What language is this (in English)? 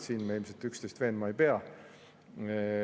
Estonian